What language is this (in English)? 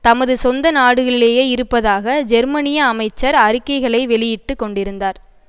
Tamil